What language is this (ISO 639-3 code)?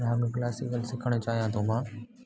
snd